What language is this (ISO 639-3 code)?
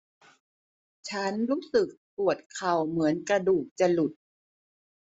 tha